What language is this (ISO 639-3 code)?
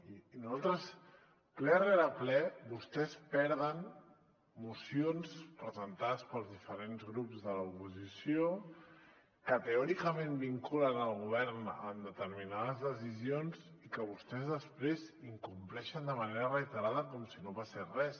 cat